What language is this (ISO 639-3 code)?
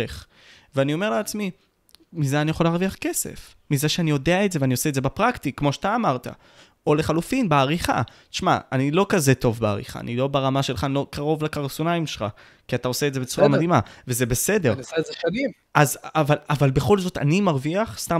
heb